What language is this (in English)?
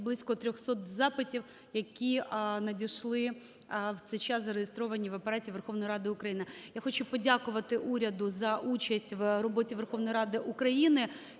Ukrainian